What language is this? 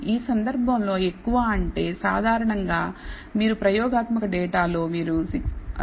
Telugu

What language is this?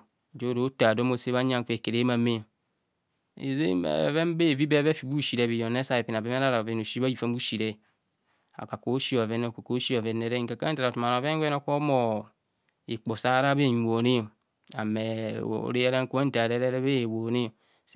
Kohumono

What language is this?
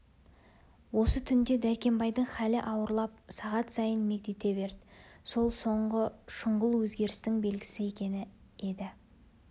Kazakh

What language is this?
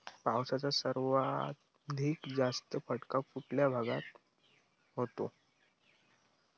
Marathi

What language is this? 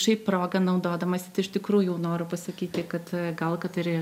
Lithuanian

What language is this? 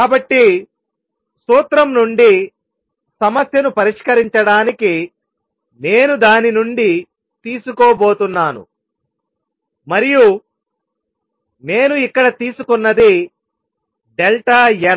Telugu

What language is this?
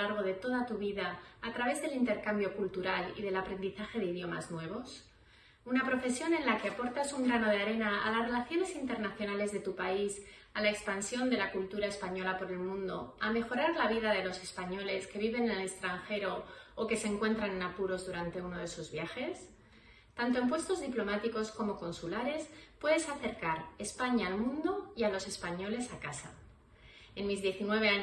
Spanish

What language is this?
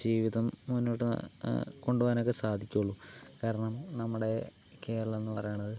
Malayalam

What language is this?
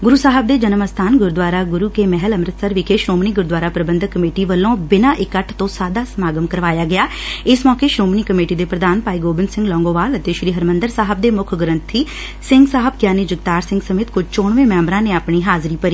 Punjabi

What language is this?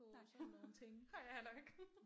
Danish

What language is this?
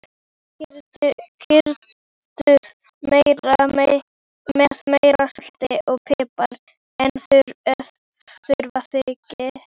Icelandic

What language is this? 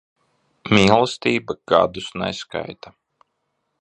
Latvian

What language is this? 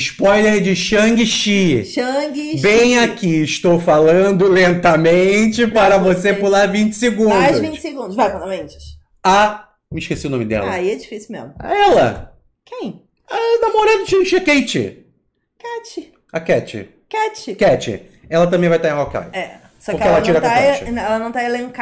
Portuguese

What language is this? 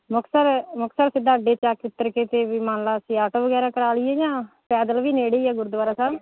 Punjabi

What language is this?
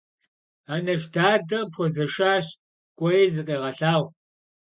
Kabardian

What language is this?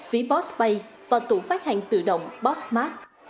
Vietnamese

